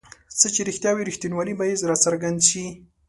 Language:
Pashto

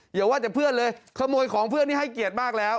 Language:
Thai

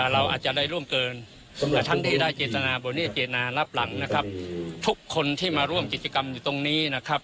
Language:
Thai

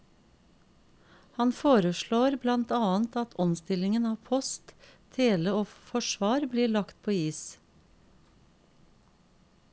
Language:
Norwegian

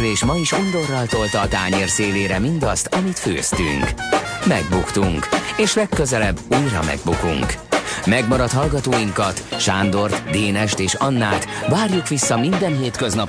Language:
Hungarian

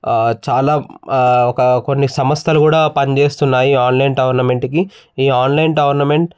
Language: Telugu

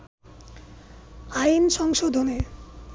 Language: Bangla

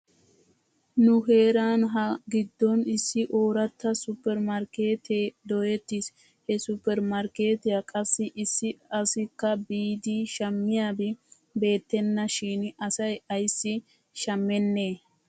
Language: Wolaytta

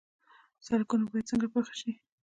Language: Pashto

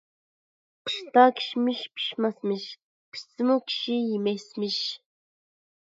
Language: Uyghur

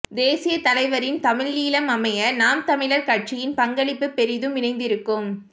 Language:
Tamil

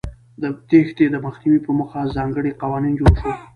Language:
Pashto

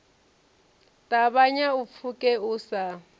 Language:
Venda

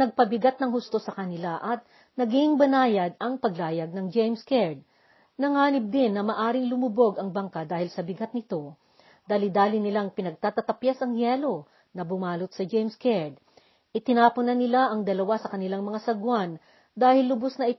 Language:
Filipino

